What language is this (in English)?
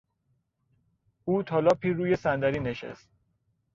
Persian